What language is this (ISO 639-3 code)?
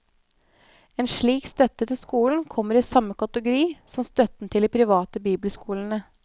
nor